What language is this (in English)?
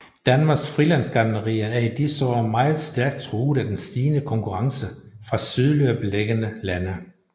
Danish